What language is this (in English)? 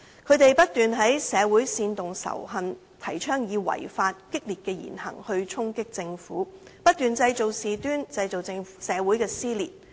Cantonese